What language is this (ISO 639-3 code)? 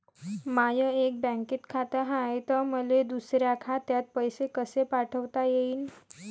mar